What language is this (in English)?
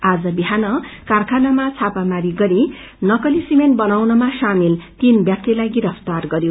Nepali